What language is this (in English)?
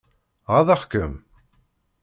Kabyle